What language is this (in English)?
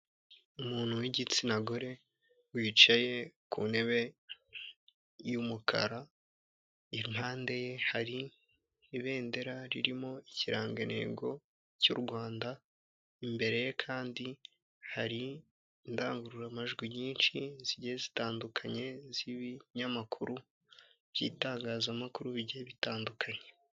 Kinyarwanda